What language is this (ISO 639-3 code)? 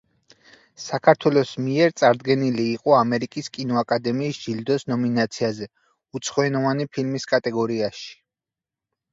kat